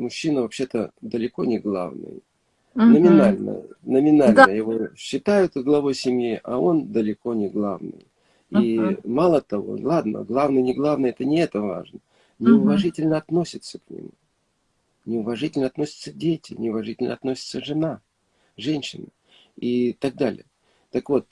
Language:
Russian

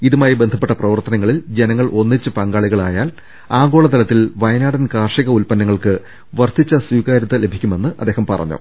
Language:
Malayalam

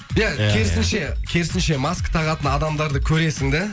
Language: Kazakh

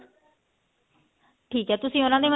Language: Punjabi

